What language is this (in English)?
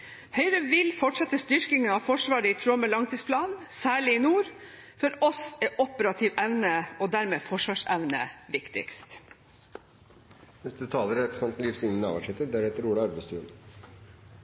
Norwegian Bokmål